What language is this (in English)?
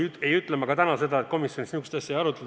Estonian